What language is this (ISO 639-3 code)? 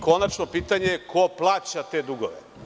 srp